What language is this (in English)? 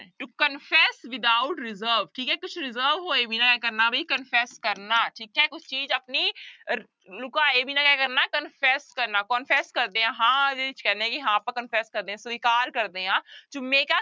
Punjabi